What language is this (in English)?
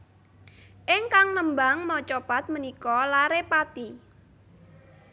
Javanese